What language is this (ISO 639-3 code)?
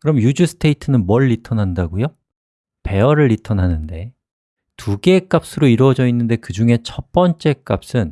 kor